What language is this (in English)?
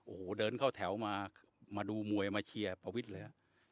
Thai